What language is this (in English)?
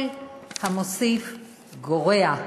Hebrew